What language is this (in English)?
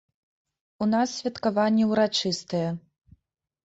Belarusian